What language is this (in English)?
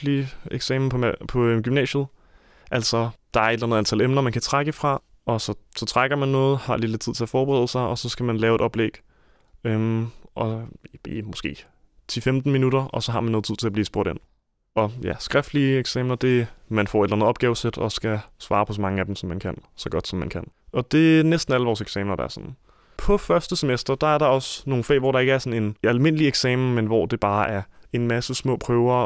Danish